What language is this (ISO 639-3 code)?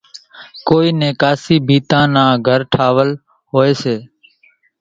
gjk